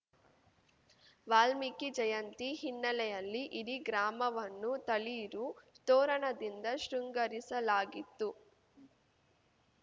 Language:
Kannada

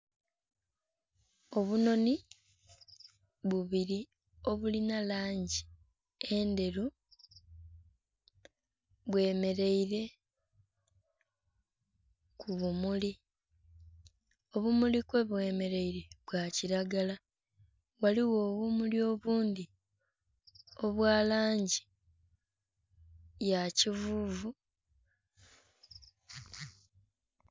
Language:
Soga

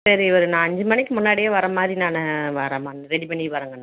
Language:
Tamil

